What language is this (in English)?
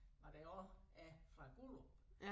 Danish